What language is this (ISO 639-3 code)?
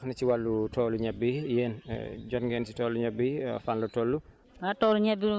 wol